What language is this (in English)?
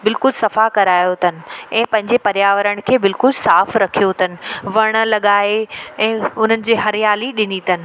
Sindhi